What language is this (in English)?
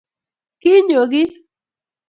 Kalenjin